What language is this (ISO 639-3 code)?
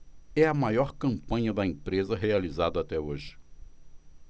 por